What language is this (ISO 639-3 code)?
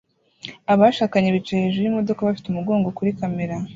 kin